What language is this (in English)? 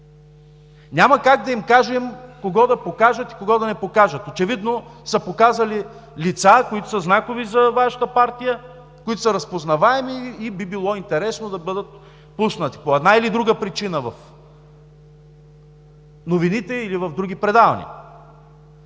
Bulgarian